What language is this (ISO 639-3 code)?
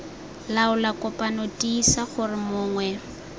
tsn